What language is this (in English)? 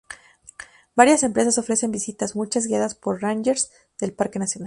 Spanish